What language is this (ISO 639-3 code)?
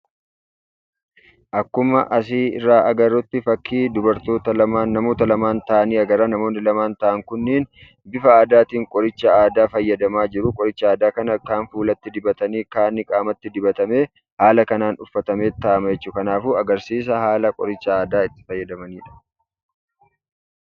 orm